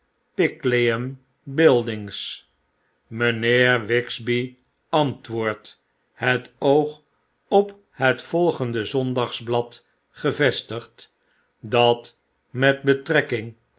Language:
Dutch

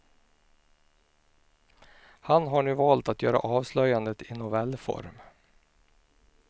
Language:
Swedish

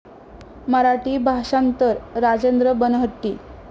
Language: Marathi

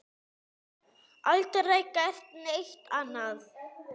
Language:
Icelandic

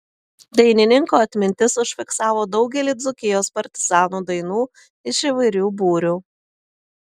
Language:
Lithuanian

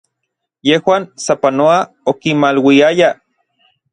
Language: Orizaba Nahuatl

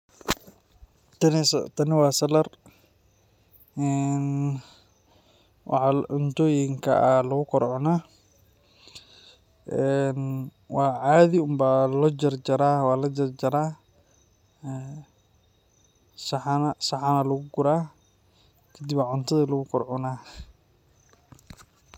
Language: Somali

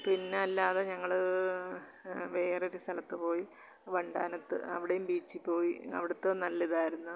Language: Malayalam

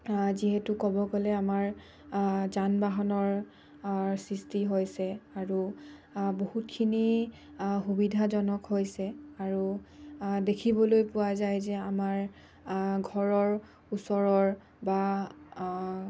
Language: Assamese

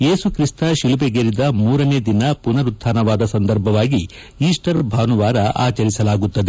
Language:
Kannada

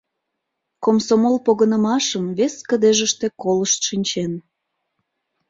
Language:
Mari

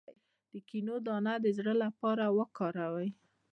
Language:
Pashto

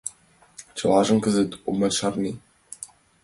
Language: Mari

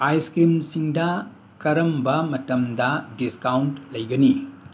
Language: Manipuri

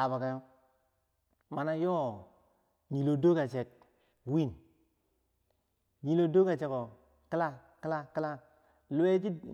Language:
Bangwinji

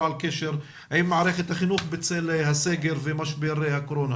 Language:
Hebrew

